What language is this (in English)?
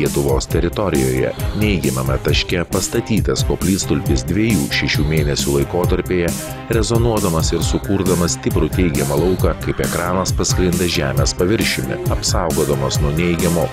Lithuanian